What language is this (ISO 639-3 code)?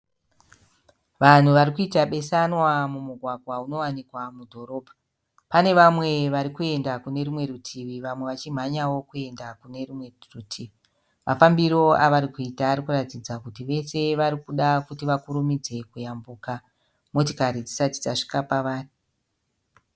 sna